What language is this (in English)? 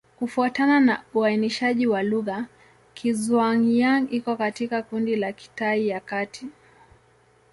Swahili